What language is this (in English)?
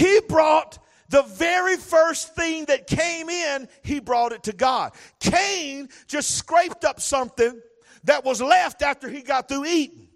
English